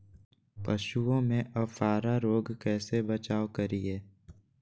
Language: Magahi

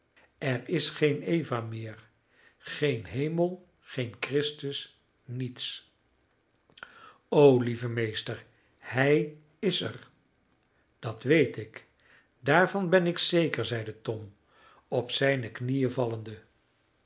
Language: Dutch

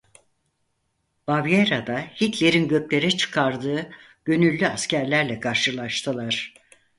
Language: Turkish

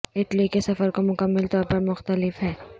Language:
Urdu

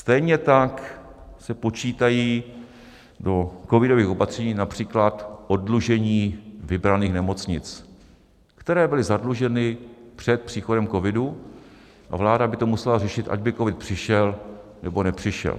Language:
Czech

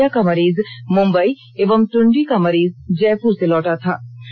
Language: Hindi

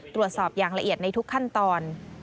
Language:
Thai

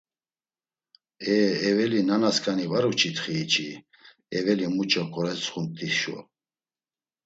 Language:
Laz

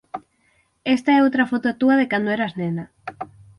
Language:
Galician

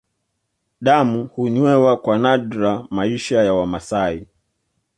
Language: Swahili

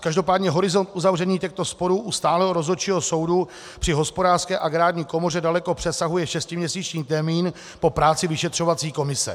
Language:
Czech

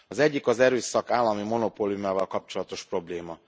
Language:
Hungarian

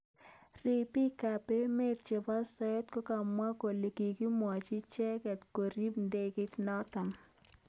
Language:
Kalenjin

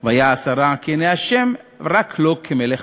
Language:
Hebrew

